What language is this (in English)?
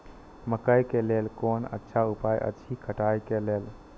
Maithili